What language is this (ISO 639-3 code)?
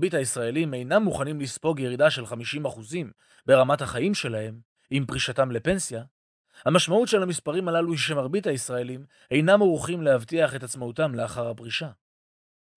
heb